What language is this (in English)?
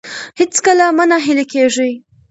Pashto